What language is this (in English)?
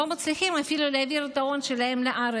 Hebrew